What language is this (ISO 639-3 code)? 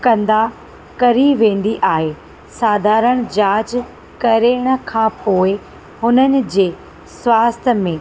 snd